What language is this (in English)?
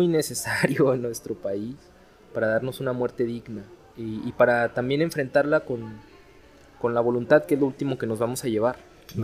Spanish